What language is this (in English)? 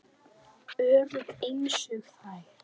Icelandic